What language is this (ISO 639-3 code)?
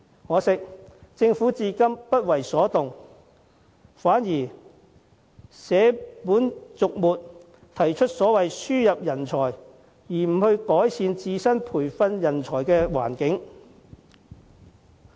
yue